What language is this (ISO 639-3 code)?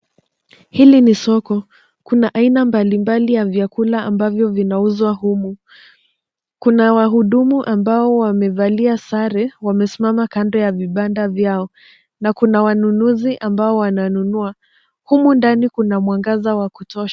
swa